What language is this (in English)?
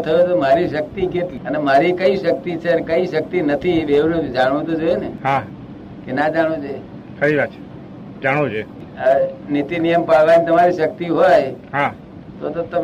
Gujarati